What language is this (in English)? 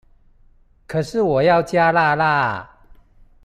Chinese